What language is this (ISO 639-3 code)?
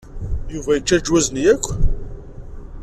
kab